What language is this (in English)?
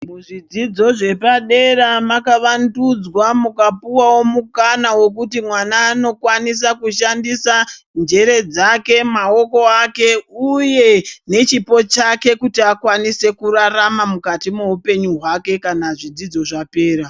Ndau